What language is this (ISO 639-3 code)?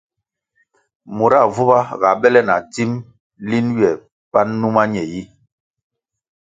nmg